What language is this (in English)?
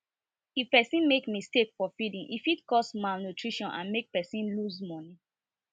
Nigerian Pidgin